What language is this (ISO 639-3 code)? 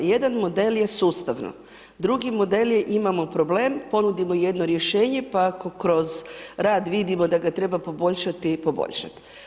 hrv